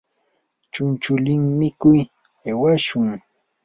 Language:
Yanahuanca Pasco Quechua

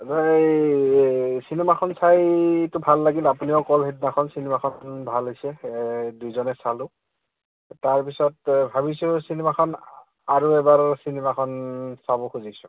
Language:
Assamese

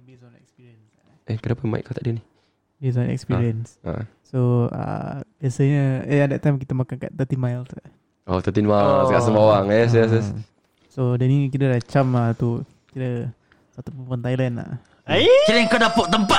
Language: Malay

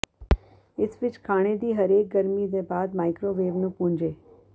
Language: Punjabi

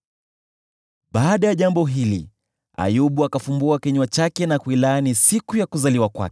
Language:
Swahili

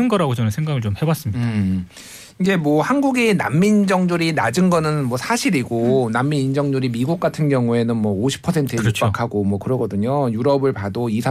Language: Korean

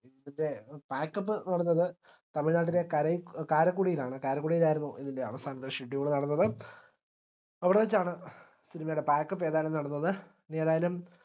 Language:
Malayalam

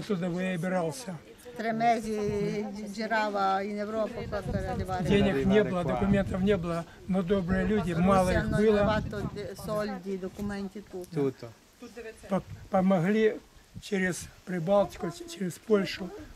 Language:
Italian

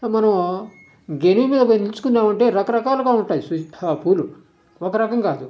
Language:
Telugu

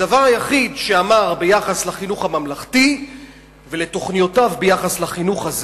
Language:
Hebrew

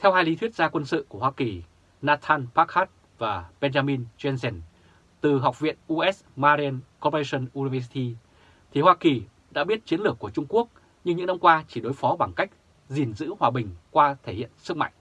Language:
Vietnamese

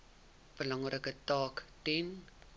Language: Afrikaans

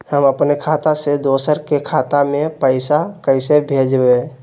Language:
Magahi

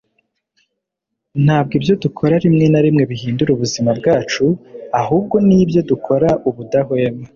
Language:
Kinyarwanda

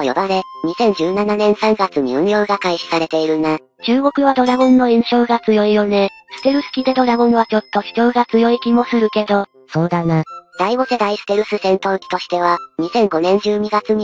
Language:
Japanese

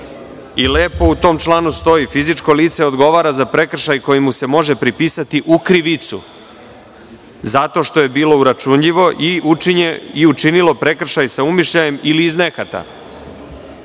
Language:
Serbian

